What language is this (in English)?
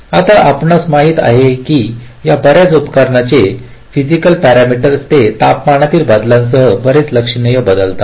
Marathi